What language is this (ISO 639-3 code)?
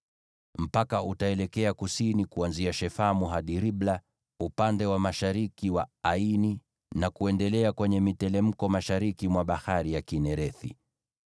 swa